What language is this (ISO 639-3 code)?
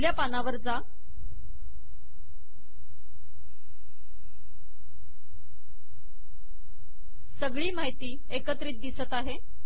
mar